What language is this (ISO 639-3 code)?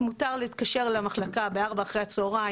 heb